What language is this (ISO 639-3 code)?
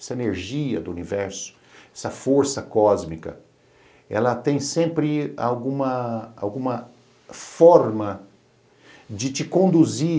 por